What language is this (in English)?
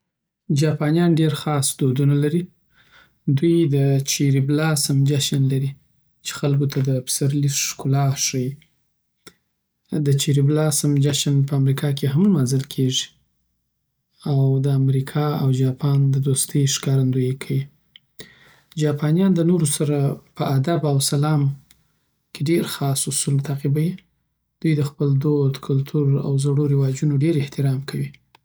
Southern Pashto